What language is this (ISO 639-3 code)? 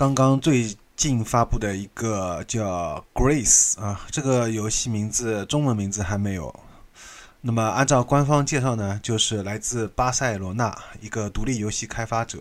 zho